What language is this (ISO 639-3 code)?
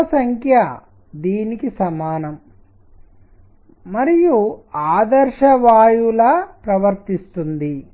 tel